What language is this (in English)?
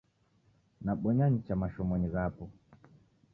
Taita